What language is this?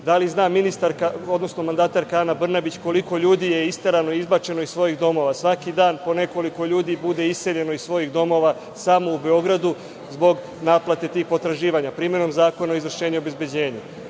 Serbian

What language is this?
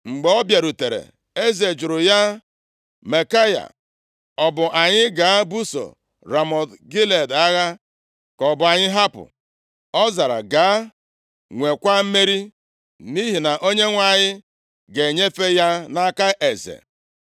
Igbo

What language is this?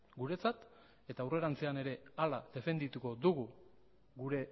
Basque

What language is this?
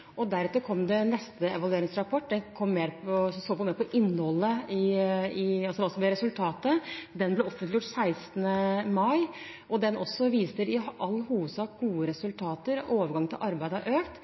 Norwegian Bokmål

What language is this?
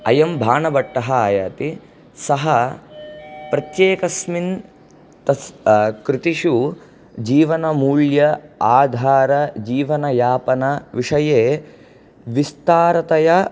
Sanskrit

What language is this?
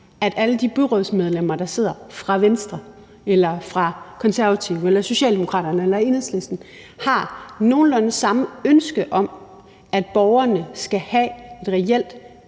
Danish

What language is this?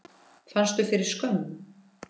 Icelandic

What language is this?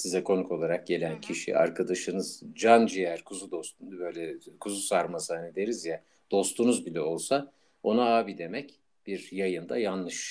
Turkish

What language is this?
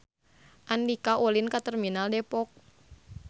Sundanese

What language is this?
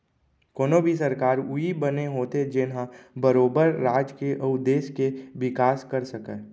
Chhattisgarhi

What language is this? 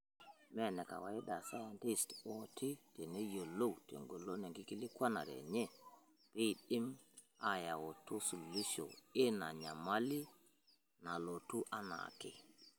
Masai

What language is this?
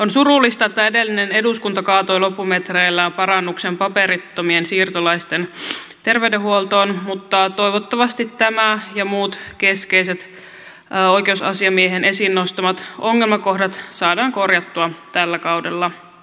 Finnish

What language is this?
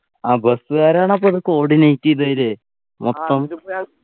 Malayalam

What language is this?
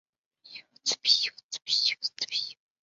Chinese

